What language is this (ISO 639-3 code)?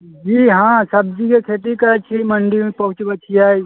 mai